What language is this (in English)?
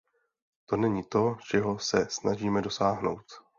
Czech